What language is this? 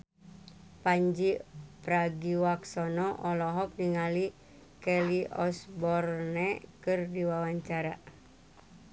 Sundanese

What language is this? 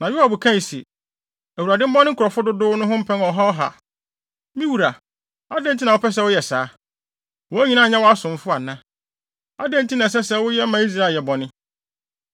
Akan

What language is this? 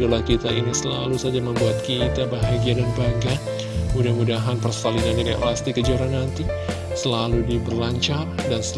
Indonesian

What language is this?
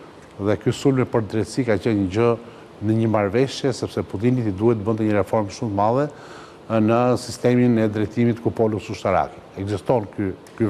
Romanian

